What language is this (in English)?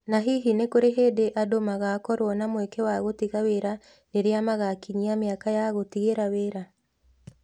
Kikuyu